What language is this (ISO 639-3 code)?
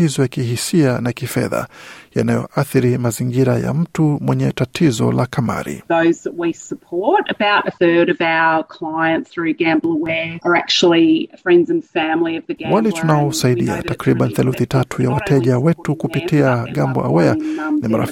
swa